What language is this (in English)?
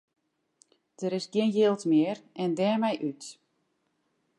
Western Frisian